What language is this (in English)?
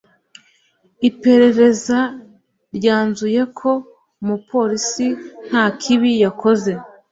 Kinyarwanda